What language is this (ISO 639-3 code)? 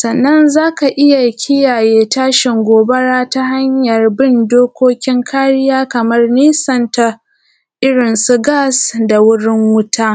hau